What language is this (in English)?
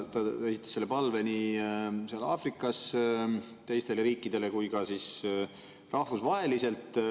Estonian